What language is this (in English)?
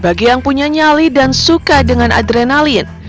Indonesian